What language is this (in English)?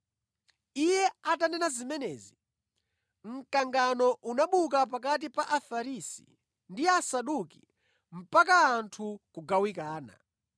Nyanja